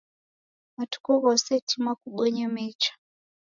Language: Taita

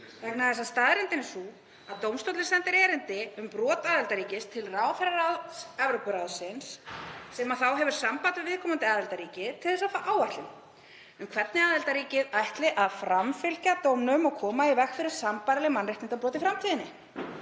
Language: Icelandic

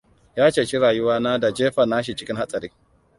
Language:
Hausa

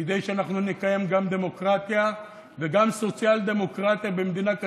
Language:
Hebrew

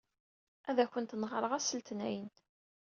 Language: Kabyle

